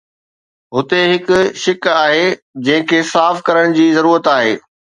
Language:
Sindhi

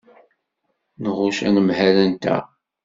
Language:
Kabyle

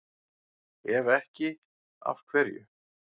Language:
Icelandic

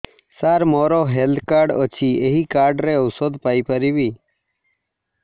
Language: Odia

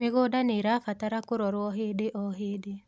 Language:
Kikuyu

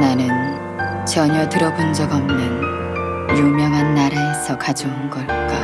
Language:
Korean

